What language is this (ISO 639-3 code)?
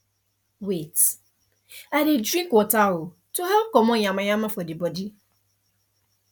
pcm